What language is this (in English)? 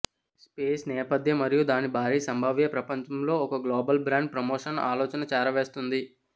Telugu